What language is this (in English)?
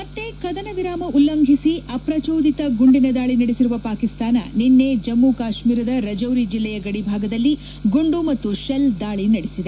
Kannada